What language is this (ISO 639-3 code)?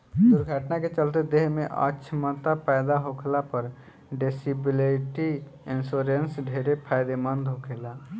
bho